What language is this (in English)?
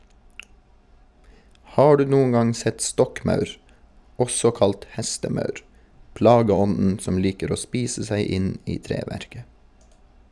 Norwegian